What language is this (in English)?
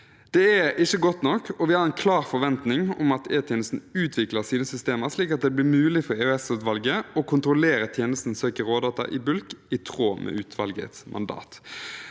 Norwegian